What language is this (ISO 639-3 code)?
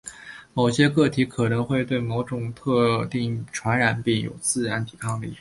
zho